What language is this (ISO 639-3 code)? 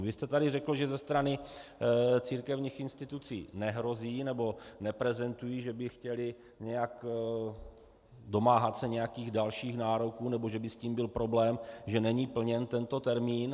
ces